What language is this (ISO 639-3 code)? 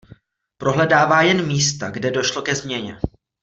ces